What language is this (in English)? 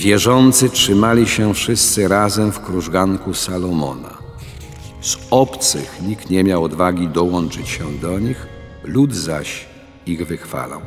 Polish